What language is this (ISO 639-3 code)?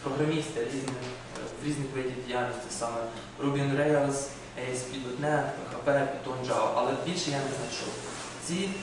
ukr